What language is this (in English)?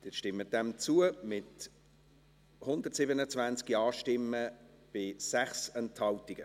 Swiss German